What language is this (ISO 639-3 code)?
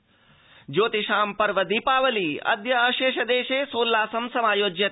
san